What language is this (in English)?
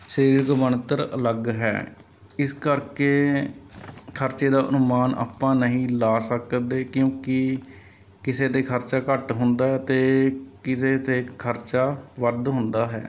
Punjabi